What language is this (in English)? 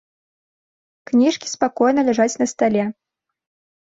Belarusian